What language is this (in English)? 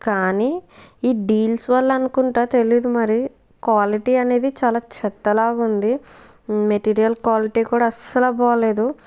Telugu